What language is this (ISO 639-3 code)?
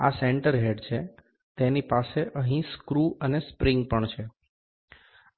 guj